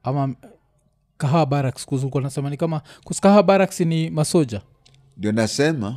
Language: Swahili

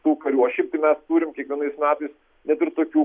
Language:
Lithuanian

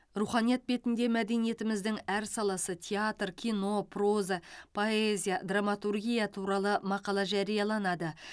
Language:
Kazakh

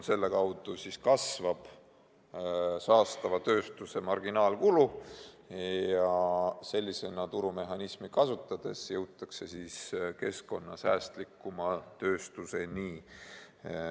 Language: Estonian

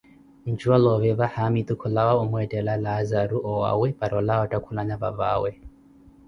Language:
Koti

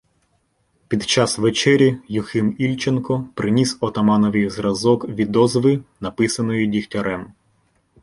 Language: Ukrainian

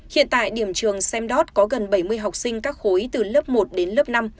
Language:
Vietnamese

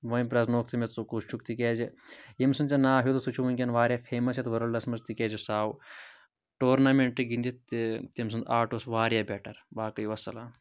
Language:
Kashmiri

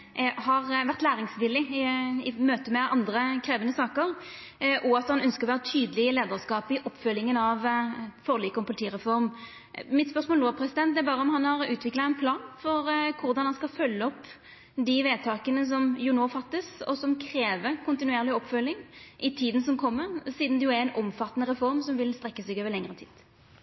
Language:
Norwegian Nynorsk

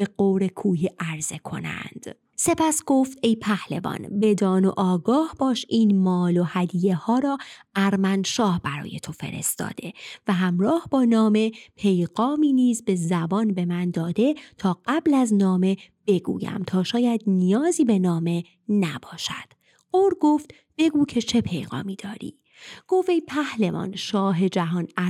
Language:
Persian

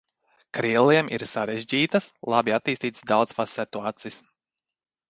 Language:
Latvian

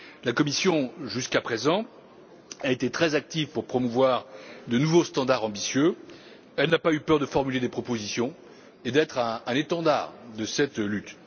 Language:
French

